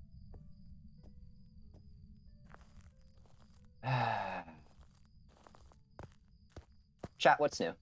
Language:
English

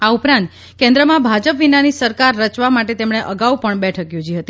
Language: Gujarati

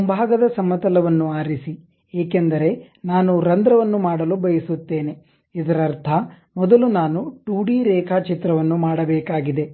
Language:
Kannada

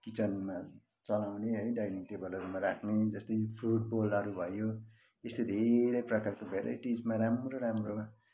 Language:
Nepali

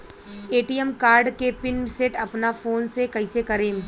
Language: Bhojpuri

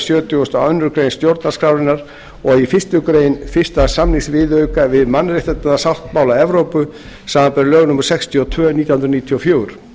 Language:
Icelandic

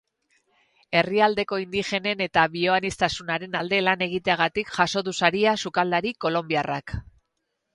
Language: Basque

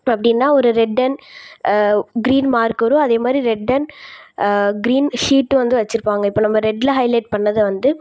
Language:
Tamil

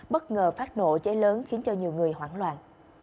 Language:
Vietnamese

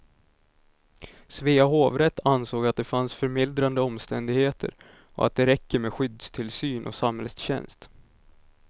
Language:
Swedish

